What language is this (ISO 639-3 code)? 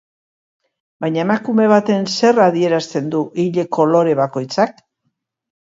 eus